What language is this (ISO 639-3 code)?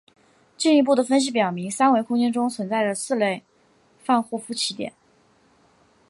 zho